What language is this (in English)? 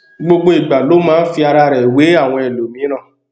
Yoruba